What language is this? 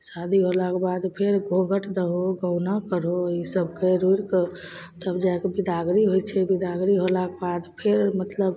Maithili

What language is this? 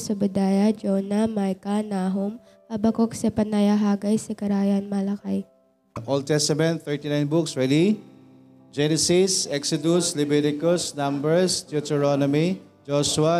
Filipino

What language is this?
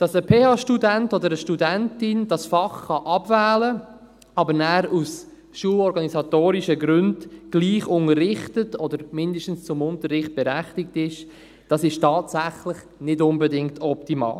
Swiss German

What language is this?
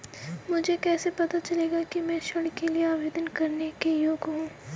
Hindi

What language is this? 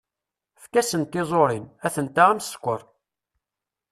Kabyle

